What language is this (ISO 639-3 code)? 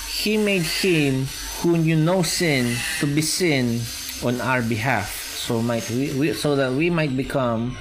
fil